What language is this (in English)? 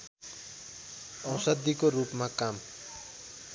Nepali